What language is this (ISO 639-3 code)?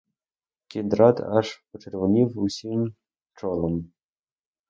ukr